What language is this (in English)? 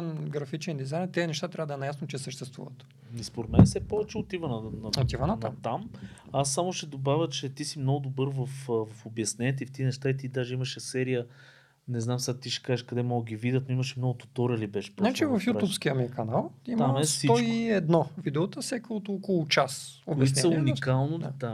Bulgarian